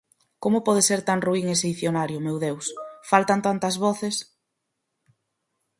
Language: Galician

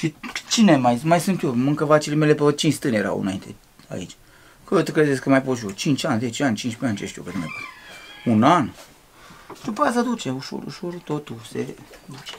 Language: Romanian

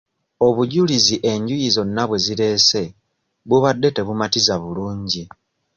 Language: Ganda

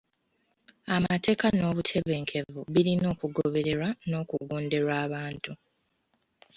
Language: Ganda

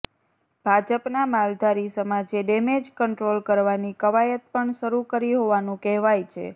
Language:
Gujarati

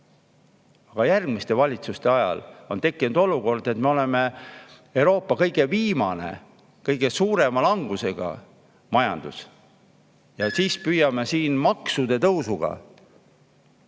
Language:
Estonian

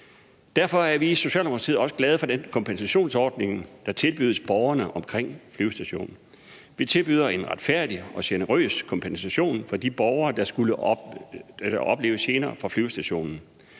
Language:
Danish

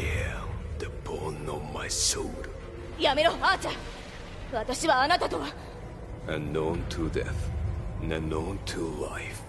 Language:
Japanese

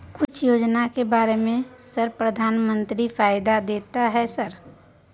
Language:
Maithili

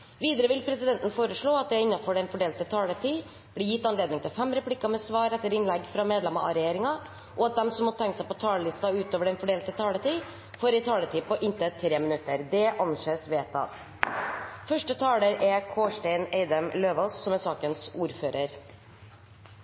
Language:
Norwegian Bokmål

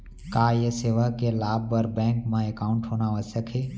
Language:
Chhattisgarhi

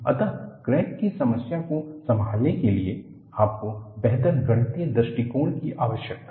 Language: Hindi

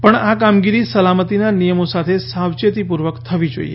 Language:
Gujarati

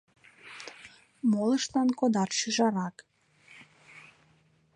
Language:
Mari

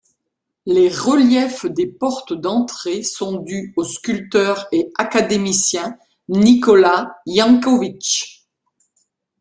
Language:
French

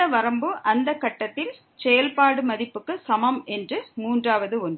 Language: Tamil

